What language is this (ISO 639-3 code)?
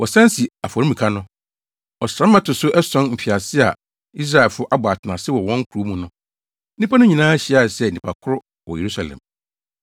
aka